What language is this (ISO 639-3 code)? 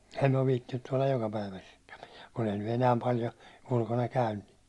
fin